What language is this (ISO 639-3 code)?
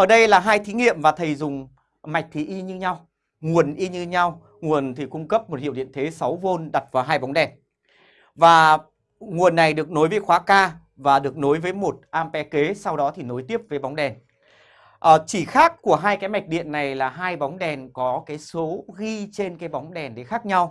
vie